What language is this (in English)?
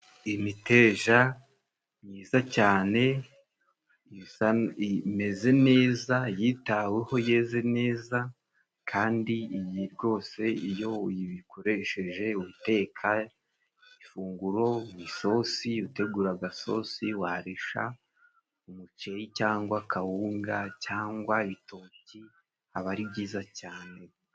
Kinyarwanda